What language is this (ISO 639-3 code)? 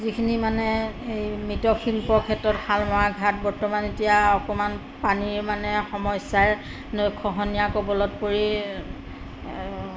asm